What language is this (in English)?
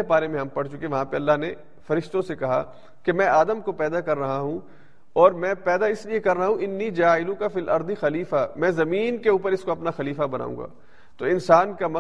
Urdu